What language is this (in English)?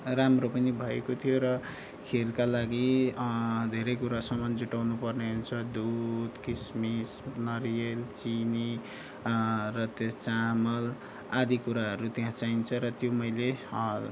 Nepali